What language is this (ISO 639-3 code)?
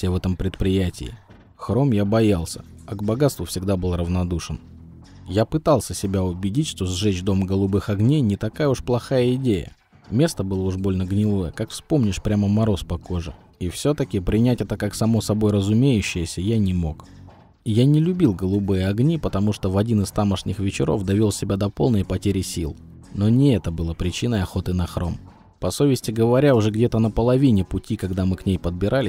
rus